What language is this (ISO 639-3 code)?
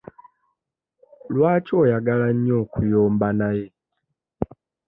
lug